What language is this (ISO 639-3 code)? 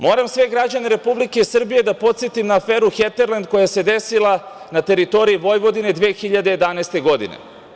srp